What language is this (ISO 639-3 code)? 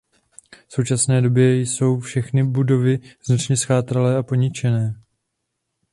ces